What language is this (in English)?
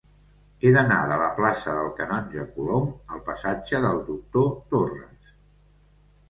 Catalan